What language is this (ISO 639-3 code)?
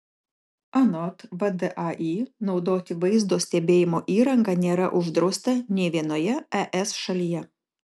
lit